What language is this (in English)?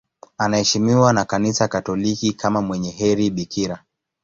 Swahili